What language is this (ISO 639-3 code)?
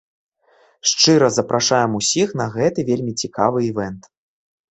bel